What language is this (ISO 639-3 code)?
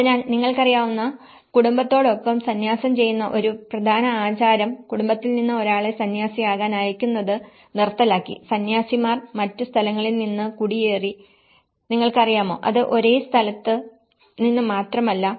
mal